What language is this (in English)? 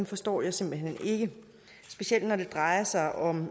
Danish